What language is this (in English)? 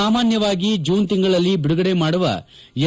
Kannada